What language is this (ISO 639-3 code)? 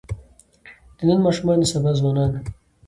pus